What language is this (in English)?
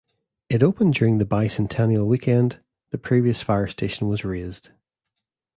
English